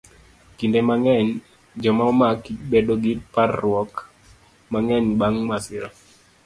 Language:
Luo (Kenya and Tanzania)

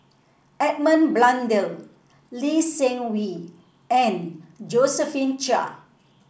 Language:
English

